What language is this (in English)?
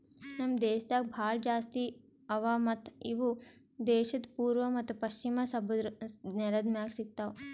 Kannada